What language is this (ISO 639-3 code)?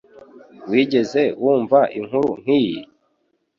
kin